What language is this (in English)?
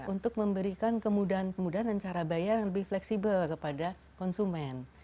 Indonesian